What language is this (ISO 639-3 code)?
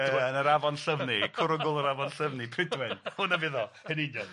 cym